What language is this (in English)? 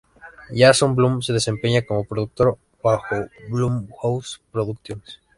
Spanish